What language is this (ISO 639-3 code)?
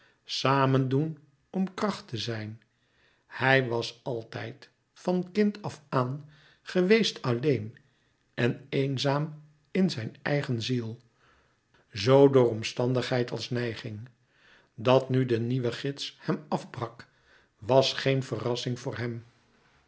nld